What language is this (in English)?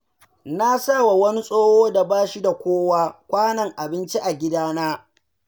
Hausa